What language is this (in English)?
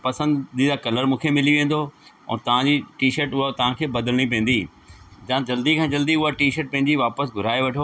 Sindhi